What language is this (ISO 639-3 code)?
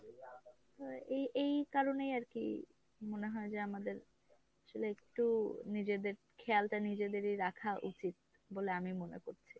ben